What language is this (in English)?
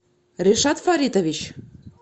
Russian